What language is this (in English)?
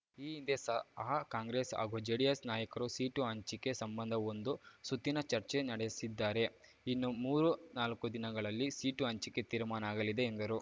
Kannada